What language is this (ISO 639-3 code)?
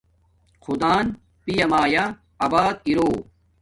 dmk